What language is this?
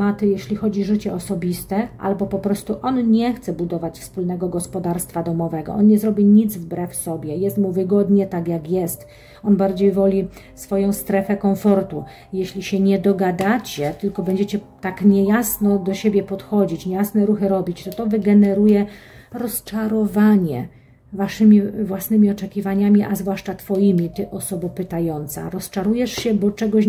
Polish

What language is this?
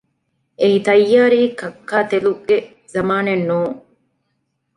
Divehi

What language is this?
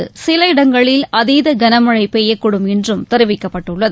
Tamil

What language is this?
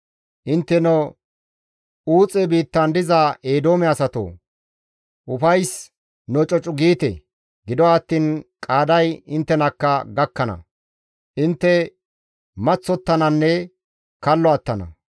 Gamo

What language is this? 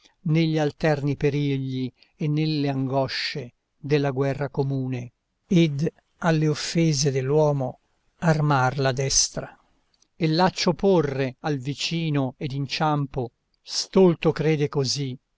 Italian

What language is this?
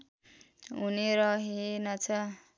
Nepali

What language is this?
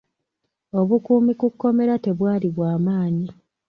Ganda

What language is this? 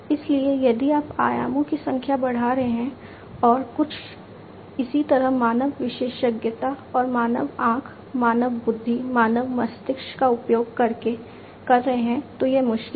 Hindi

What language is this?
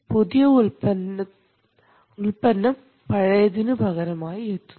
Malayalam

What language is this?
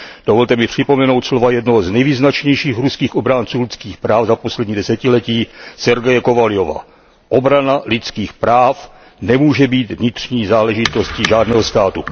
Czech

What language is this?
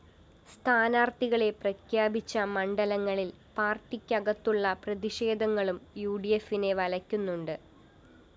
Malayalam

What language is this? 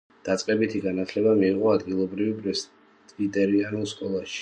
Georgian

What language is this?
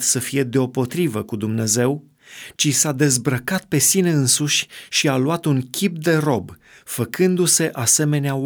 Romanian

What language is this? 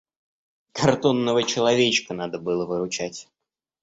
Russian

